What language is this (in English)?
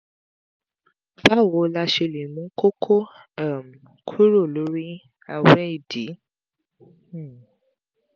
Yoruba